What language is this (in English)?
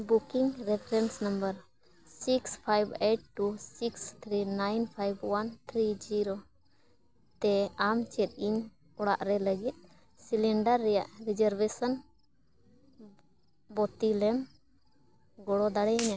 Santali